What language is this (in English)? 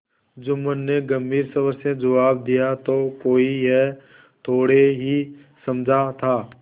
Hindi